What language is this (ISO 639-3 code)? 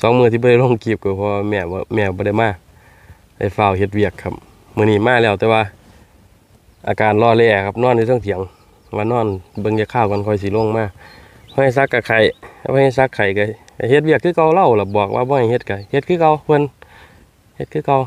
tha